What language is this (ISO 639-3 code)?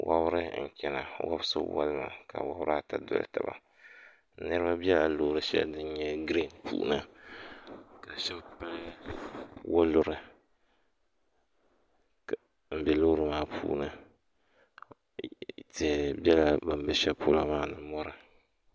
dag